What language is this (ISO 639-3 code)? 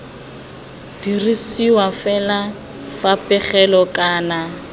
tsn